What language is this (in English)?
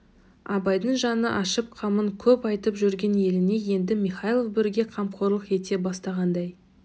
Kazakh